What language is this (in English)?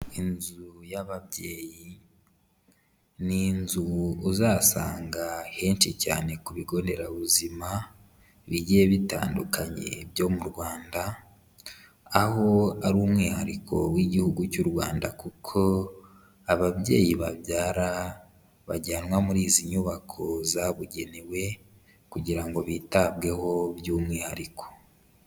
Kinyarwanda